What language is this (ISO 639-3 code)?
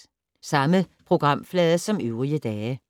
dan